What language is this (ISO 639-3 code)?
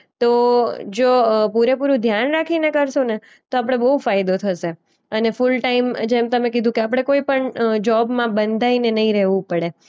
guj